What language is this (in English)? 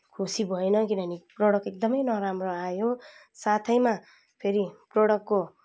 Nepali